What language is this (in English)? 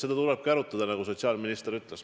Estonian